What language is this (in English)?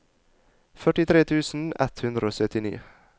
Norwegian